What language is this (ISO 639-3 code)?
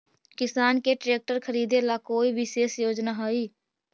mag